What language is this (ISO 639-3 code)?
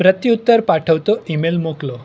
guj